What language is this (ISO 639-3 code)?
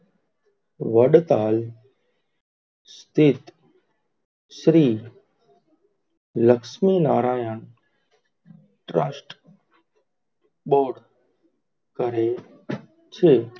guj